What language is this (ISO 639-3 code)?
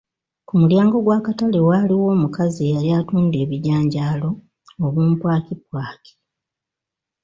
lug